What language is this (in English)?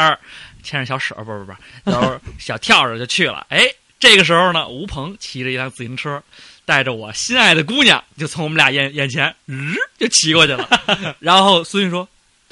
Chinese